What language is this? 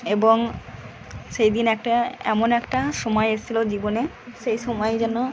Bangla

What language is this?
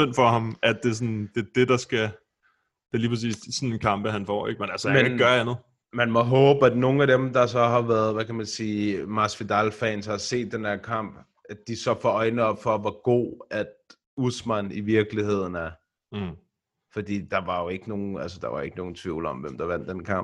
Danish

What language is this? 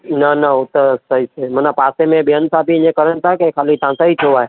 Sindhi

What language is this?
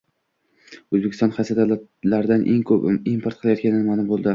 Uzbek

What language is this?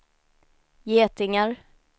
Swedish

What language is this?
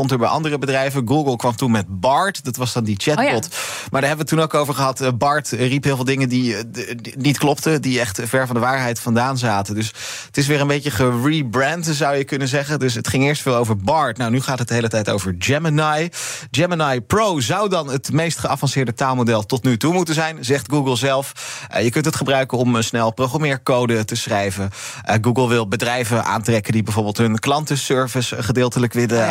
Dutch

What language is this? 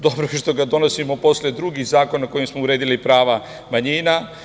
Serbian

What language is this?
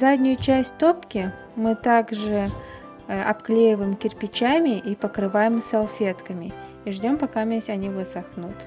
Russian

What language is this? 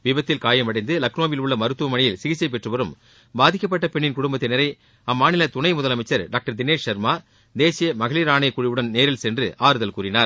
Tamil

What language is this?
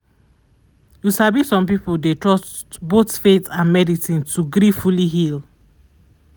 Nigerian Pidgin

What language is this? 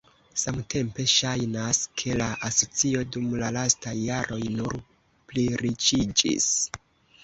Esperanto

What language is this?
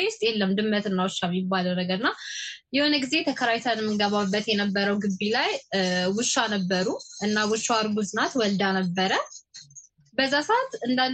Amharic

